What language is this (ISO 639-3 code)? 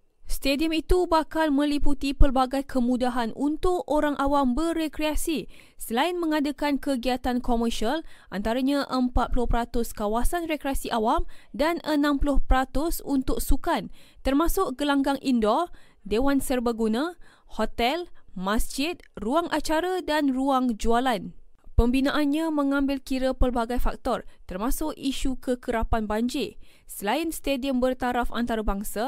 msa